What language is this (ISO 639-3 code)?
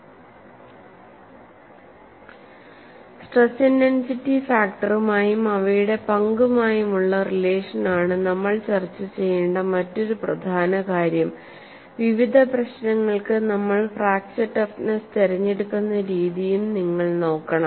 mal